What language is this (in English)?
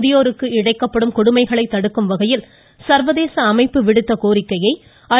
Tamil